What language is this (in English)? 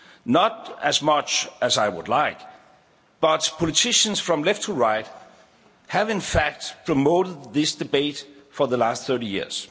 English